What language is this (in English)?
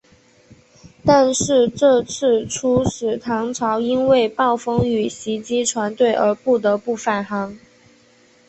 Chinese